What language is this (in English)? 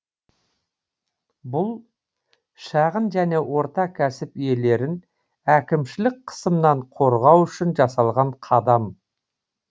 Kazakh